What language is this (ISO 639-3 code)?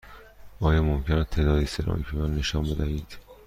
fas